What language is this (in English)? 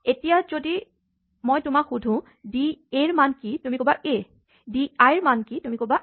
Assamese